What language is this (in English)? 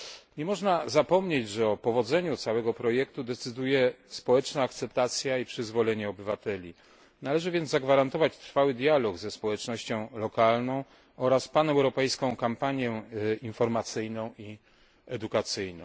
Polish